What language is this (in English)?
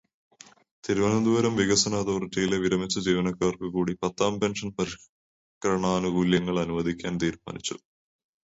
Malayalam